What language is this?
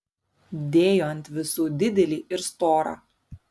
Lithuanian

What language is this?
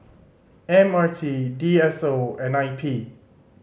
English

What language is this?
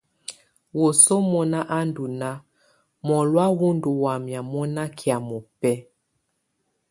Tunen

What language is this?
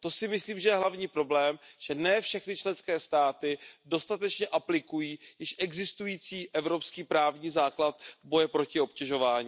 Czech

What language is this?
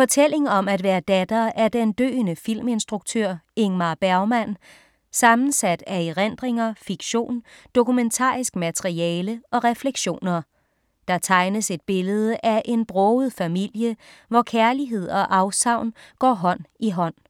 Danish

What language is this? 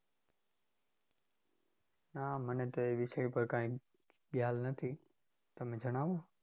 Gujarati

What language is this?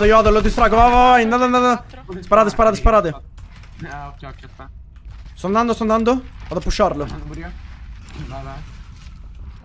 Italian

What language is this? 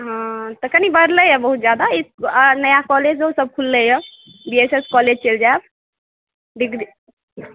Maithili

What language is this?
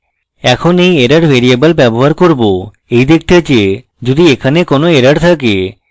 Bangla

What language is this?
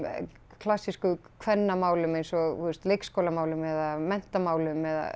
Icelandic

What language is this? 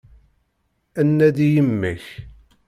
Kabyle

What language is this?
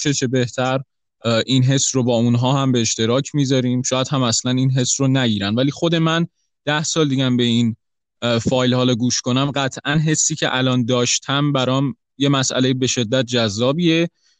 Persian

